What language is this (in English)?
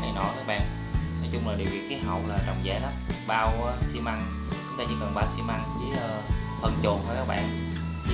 Vietnamese